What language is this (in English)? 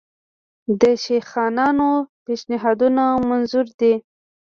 Pashto